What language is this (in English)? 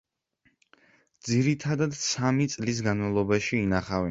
Georgian